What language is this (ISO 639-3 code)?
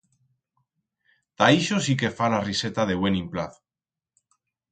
arg